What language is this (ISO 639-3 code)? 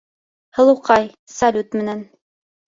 bak